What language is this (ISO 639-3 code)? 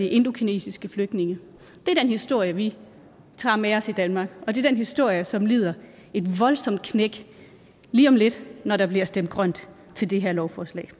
dan